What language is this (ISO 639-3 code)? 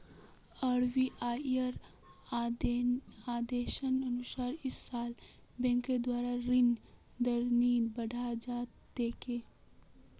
mag